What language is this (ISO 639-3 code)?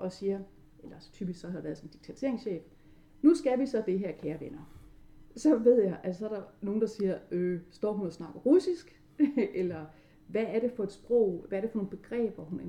dan